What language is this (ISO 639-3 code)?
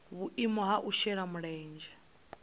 ven